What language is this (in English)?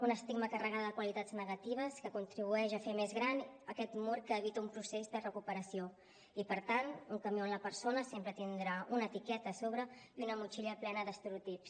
Catalan